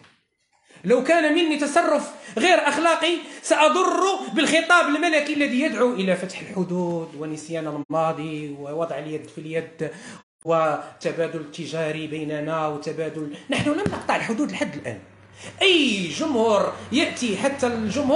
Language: Arabic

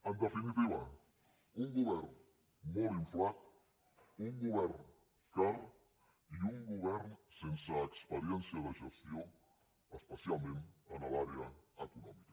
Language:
Catalan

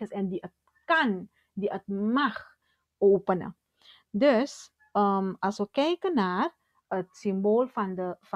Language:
Dutch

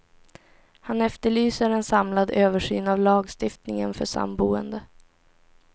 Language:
Swedish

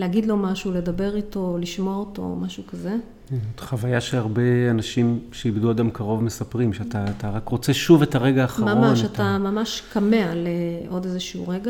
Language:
Hebrew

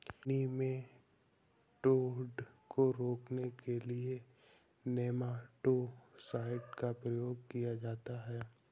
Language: Hindi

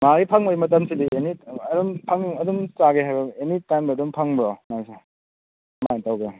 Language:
Manipuri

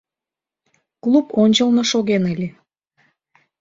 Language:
Mari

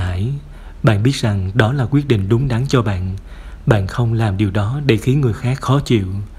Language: Vietnamese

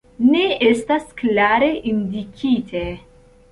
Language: Esperanto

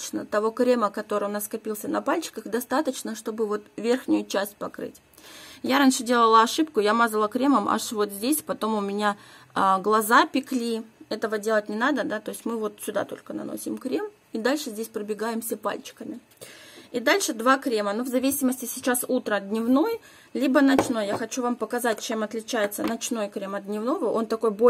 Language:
Russian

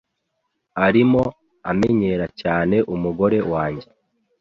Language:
Kinyarwanda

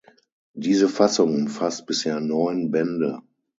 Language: German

